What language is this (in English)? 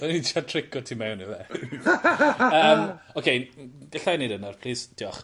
Welsh